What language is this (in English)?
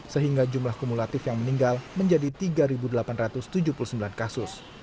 Indonesian